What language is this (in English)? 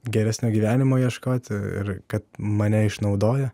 Lithuanian